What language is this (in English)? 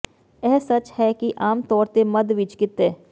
Punjabi